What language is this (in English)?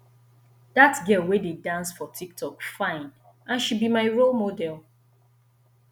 Nigerian Pidgin